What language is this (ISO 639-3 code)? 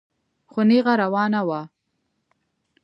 pus